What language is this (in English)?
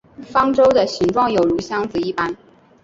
Chinese